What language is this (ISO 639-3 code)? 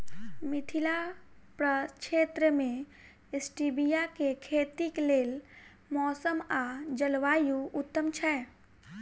mai